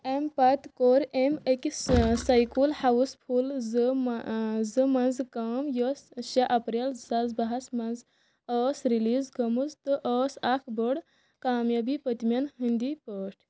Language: Kashmiri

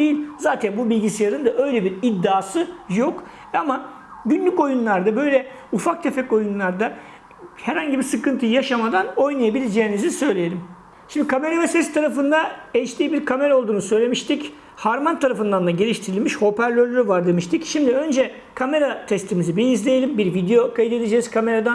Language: Turkish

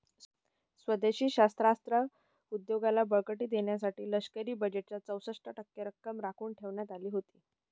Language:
Marathi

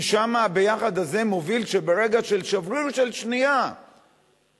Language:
Hebrew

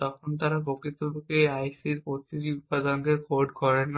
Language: Bangla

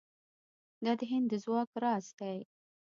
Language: Pashto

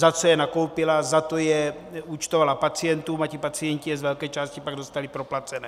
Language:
Czech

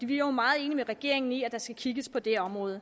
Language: Danish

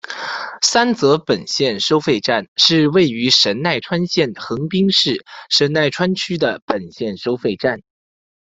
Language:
Chinese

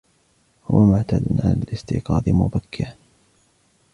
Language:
Arabic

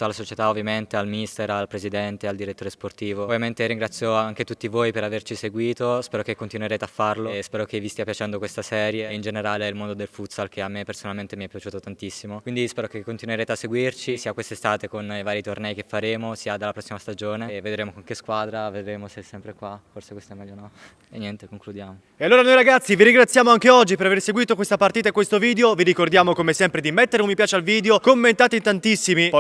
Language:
Italian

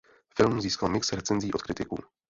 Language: Czech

